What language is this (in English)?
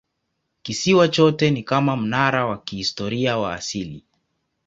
Swahili